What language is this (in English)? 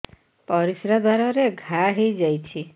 Odia